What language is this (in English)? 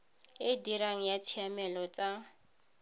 Tswana